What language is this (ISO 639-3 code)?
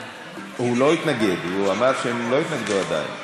heb